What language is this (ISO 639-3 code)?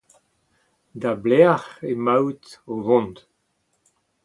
bre